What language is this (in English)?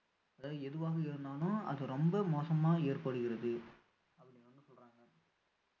Tamil